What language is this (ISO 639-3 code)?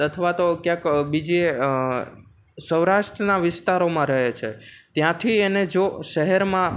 guj